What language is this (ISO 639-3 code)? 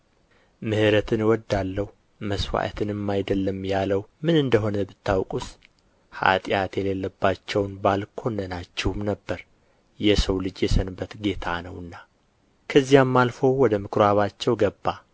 amh